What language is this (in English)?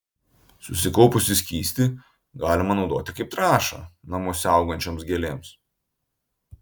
Lithuanian